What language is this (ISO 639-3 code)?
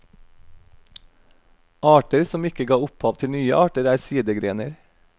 nor